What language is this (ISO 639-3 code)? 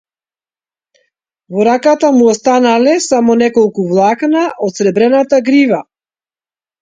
mkd